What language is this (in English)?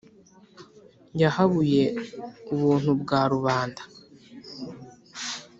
Kinyarwanda